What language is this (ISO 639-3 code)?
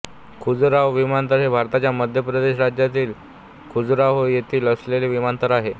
mar